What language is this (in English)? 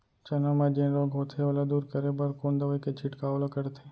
Chhattisgarhi